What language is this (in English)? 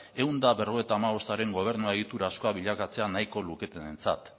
Basque